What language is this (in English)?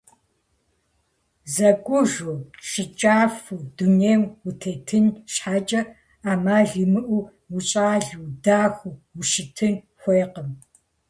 Kabardian